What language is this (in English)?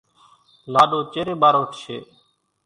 Kachi Koli